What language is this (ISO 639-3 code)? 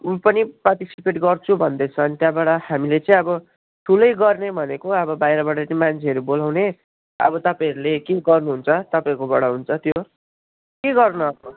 nep